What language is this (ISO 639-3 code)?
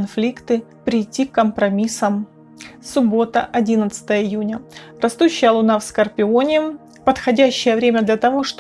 rus